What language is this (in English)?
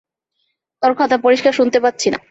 Bangla